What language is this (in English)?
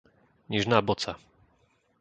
Slovak